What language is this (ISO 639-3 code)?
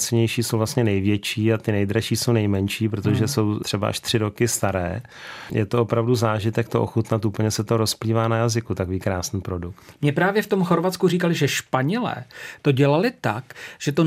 ces